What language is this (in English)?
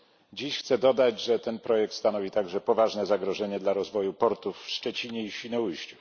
Polish